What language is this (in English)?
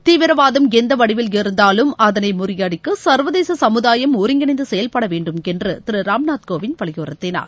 Tamil